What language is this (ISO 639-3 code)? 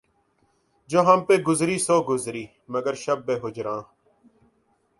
urd